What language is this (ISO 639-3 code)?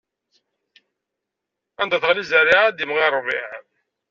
kab